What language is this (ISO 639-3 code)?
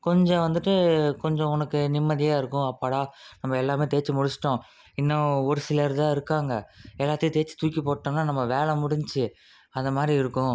tam